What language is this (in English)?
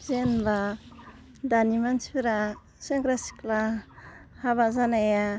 Bodo